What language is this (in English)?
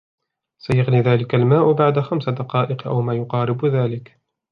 Arabic